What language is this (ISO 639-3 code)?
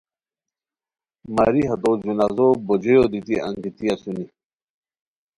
khw